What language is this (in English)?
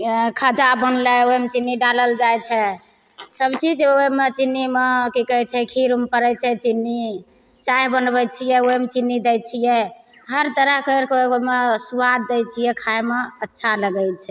Maithili